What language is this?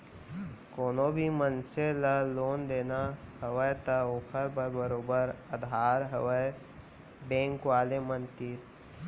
Chhattisgarhi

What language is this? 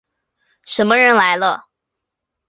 Chinese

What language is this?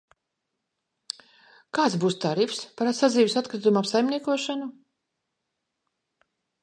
Latvian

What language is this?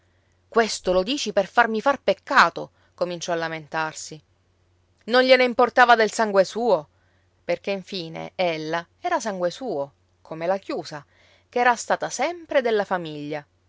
Italian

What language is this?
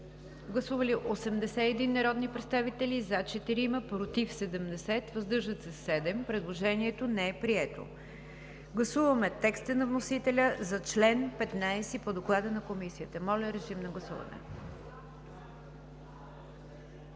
Bulgarian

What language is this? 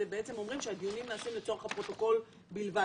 Hebrew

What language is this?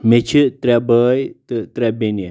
Kashmiri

